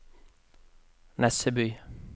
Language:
Norwegian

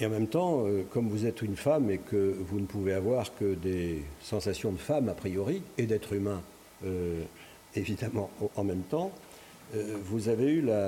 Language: French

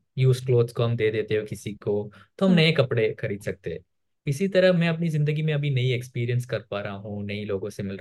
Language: Hindi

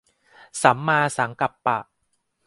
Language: Thai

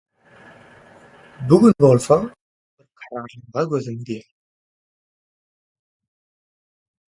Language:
Turkmen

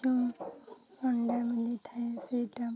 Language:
Odia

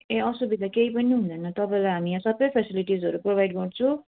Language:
Nepali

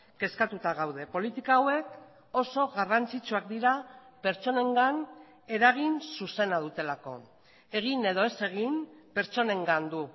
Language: Basque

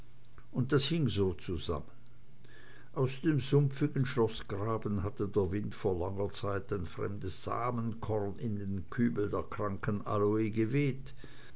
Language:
German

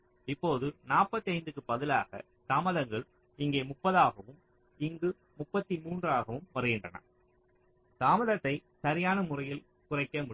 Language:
Tamil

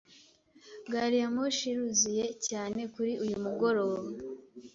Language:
Kinyarwanda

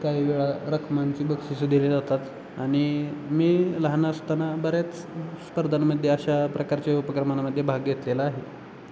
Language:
Marathi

